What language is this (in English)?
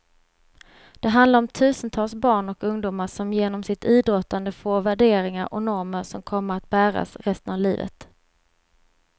Swedish